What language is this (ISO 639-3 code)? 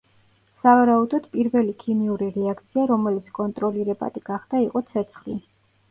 kat